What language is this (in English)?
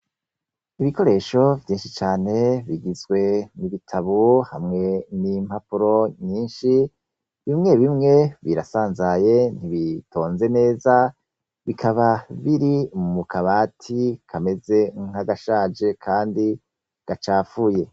Rundi